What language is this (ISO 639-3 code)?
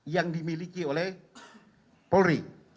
ind